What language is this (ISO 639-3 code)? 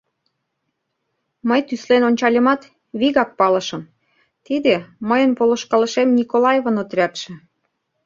chm